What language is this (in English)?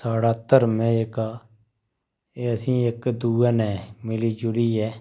Dogri